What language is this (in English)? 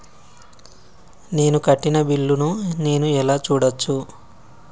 Telugu